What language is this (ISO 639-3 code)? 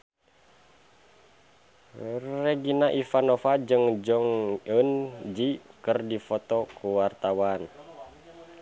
sun